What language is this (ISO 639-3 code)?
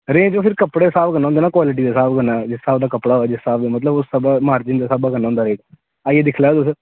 doi